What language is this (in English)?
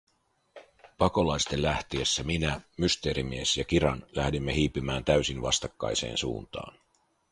Finnish